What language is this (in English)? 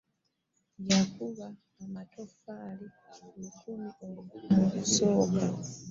Ganda